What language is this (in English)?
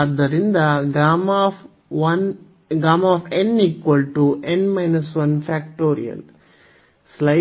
Kannada